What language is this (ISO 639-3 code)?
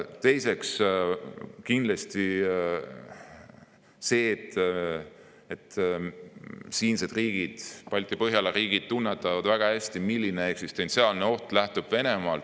est